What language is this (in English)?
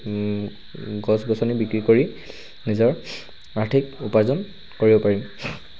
Assamese